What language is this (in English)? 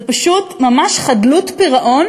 Hebrew